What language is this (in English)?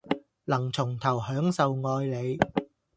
Cantonese